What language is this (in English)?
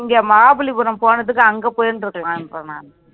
Tamil